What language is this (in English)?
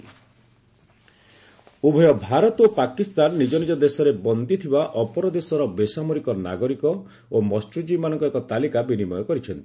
Odia